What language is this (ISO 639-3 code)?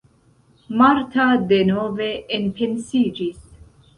epo